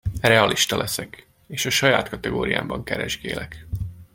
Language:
Hungarian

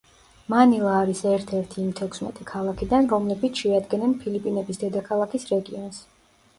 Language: Georgian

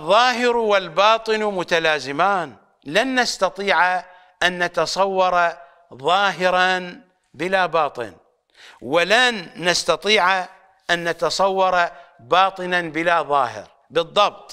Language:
Arabic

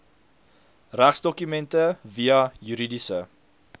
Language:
Afrikaans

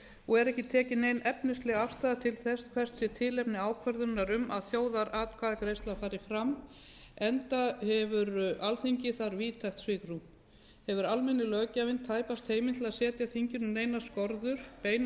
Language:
Icelandic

